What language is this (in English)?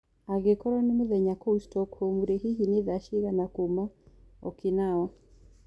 Kikuyu